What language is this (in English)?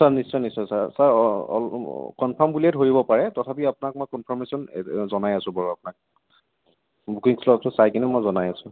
Assamese